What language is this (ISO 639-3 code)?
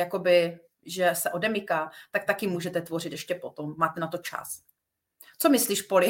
ces